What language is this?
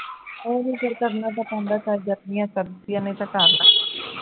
Punjabi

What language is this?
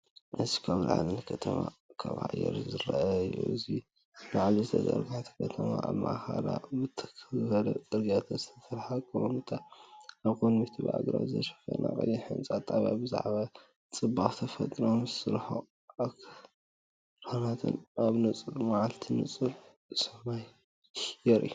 Tigrinya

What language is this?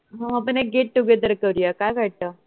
Marathi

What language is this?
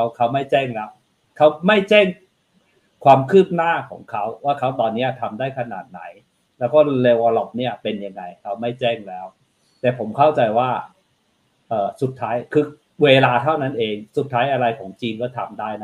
Thai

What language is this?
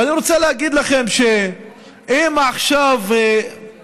Hebrew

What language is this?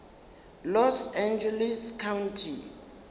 Northern Sotho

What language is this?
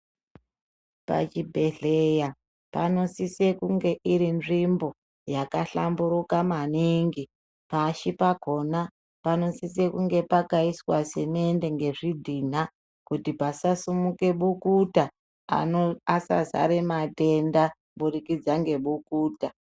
Ndau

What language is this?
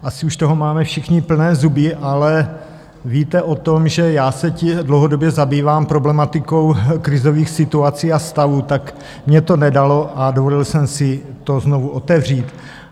Czech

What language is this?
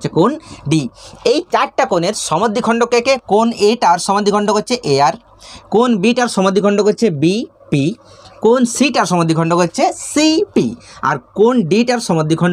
Hindi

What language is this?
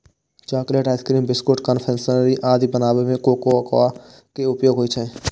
Maithili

